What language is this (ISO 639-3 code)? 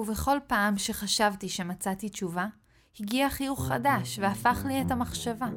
heb